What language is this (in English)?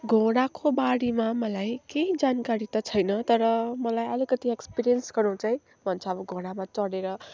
Nepali